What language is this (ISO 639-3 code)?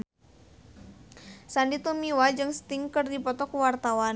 sun